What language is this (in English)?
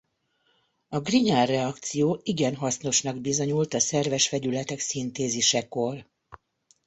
Hungarian